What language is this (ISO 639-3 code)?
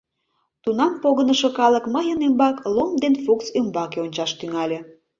chm